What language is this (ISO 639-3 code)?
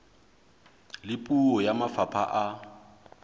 sot